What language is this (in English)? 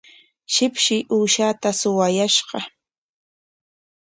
Corongo Ancash Quechua